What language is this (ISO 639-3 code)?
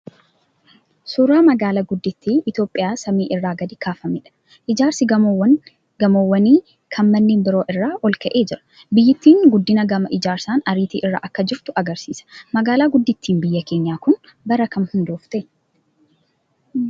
orm